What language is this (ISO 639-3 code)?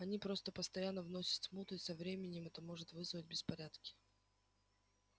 rus